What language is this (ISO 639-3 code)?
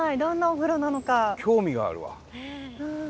jpn